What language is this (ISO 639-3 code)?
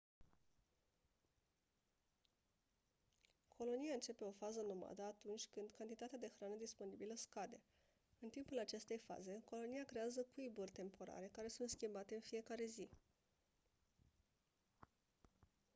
ron